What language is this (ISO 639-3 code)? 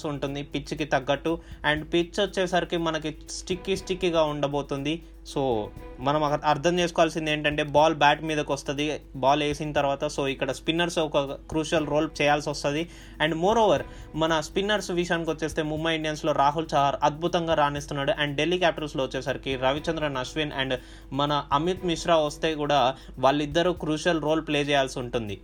tel